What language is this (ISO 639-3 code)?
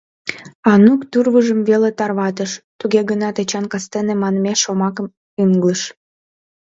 chm